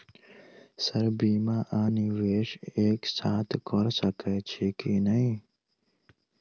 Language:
Maithili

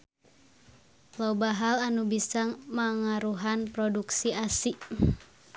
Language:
Sundanese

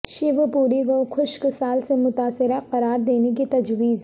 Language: Urdu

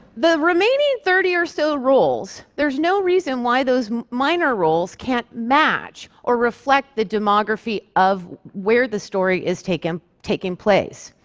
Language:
English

